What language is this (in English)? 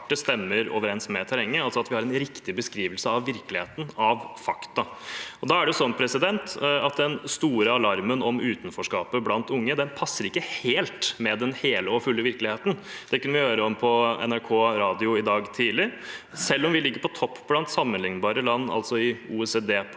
Norwegian